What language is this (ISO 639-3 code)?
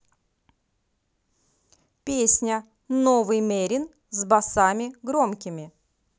rus